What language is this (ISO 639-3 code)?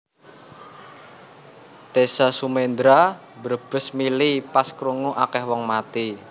jav